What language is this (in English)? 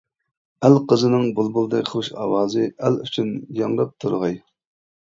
Uyghur